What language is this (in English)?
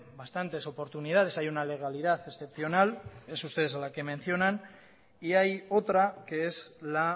Spanish